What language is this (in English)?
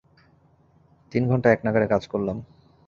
Bangla